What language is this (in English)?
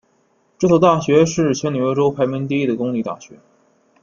Chinese